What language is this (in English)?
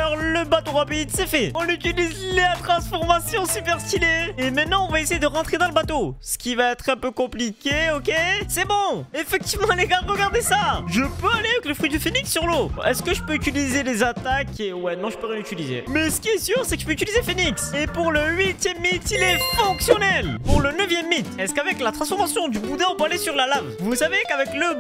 French